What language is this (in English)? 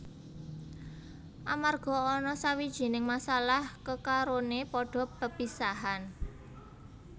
Javanese